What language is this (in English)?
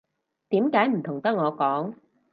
Cantonese